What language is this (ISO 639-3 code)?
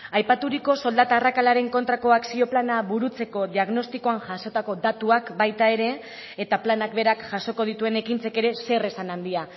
eus